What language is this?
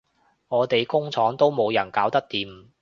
Cantonese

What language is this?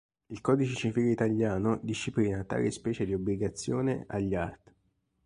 Italian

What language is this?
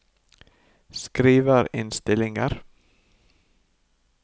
Norwegian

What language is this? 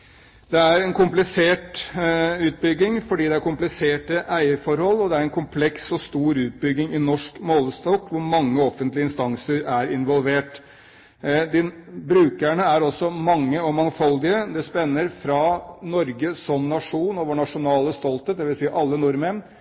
Norwegian Bokmål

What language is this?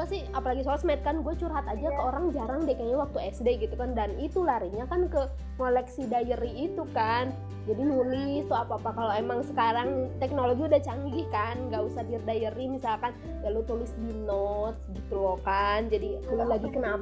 Indonesian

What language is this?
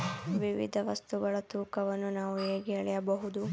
Kannada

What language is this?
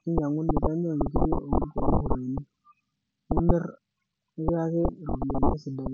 Masai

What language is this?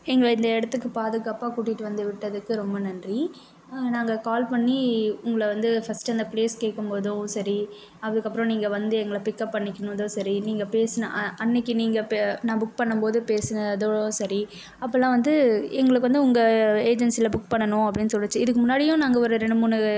Tamil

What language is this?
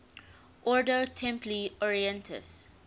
English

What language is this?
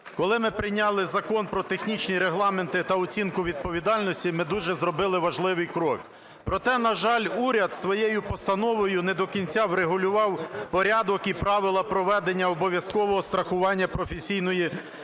Ukrainian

